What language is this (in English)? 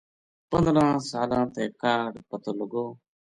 Gujari